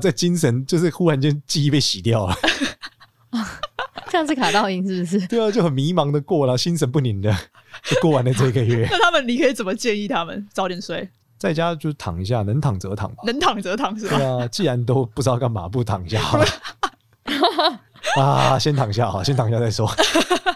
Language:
Chinese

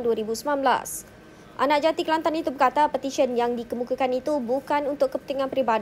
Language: Malay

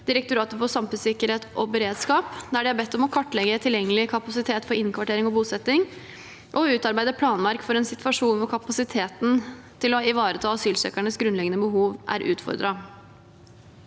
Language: Norwegian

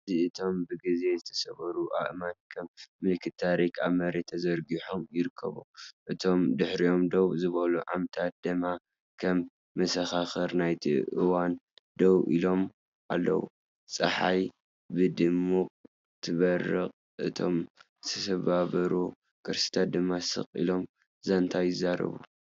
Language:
Tigrinya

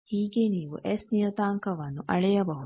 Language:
Kannada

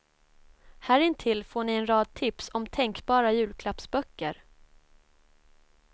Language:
Swedish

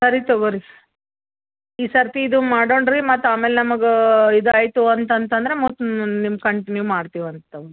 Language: Kannada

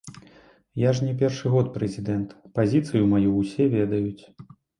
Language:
Belarusian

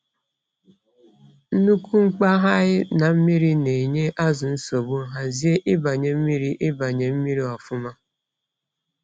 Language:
Igbo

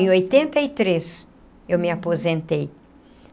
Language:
Portuguese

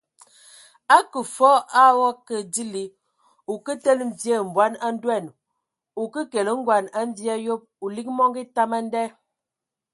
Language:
Ewondo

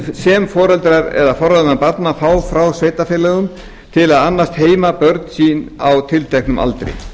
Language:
Icelandic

